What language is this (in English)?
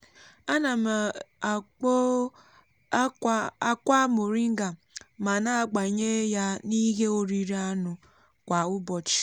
Igbo